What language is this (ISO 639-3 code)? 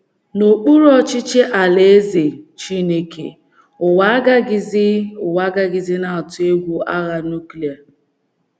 ibo